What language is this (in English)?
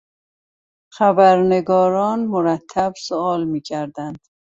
Persian